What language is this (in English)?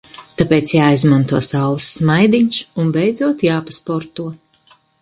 Latvian